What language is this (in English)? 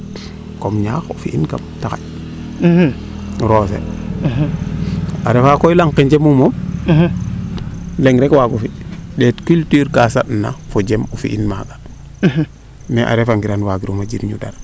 Serer